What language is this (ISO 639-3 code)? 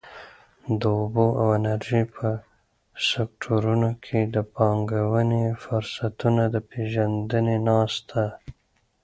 pus